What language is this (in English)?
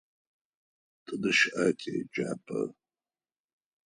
Adyghe